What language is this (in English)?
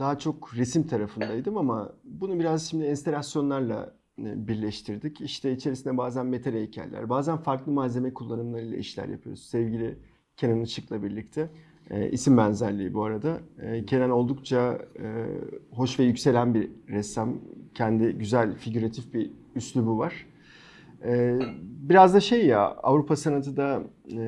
Turkish